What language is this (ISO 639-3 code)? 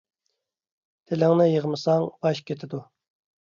uig